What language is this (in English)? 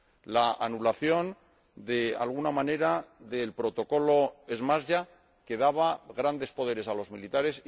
Spanish